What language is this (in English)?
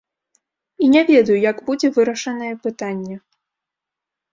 Belarusian